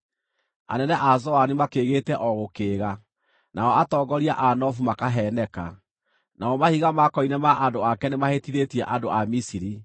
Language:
Kikuyu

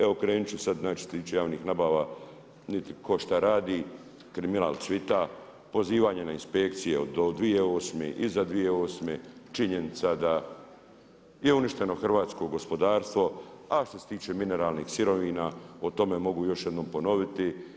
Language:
Croatian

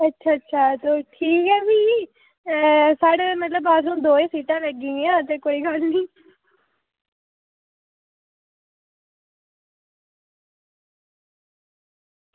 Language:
Dogri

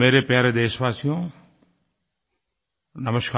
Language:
Hindi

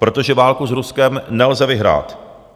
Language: Czech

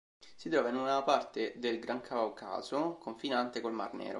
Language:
Italian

